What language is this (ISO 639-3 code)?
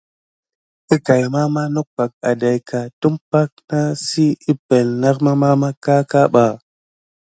gid